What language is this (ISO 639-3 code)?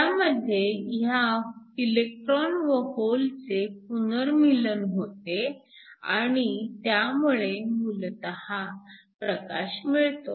mar